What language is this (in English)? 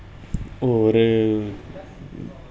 Dogri